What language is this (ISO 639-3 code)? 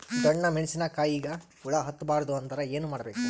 kan